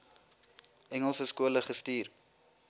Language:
Afrikaans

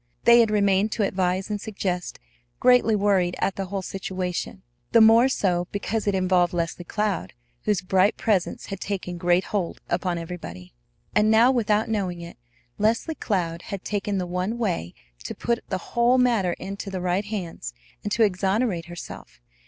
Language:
English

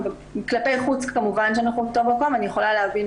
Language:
Hebrew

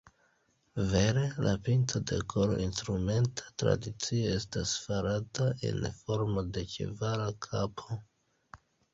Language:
Esperanto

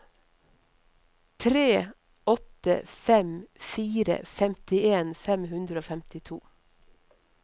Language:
Norwegian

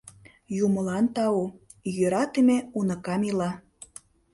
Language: Mari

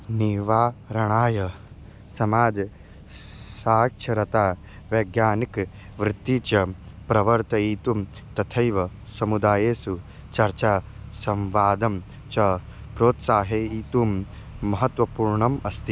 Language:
Sanskrit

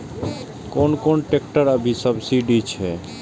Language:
Maithili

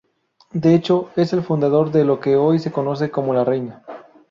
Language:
Spanish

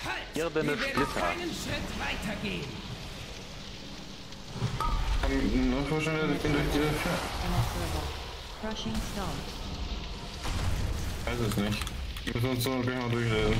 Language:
German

